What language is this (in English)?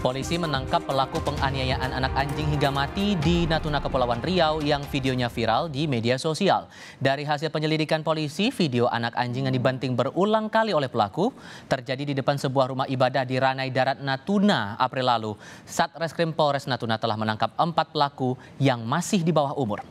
Indonesian